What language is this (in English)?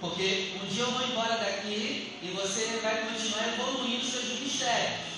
Portuguese